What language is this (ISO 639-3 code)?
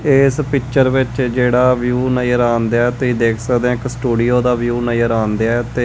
pan